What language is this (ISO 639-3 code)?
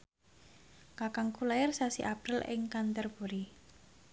jav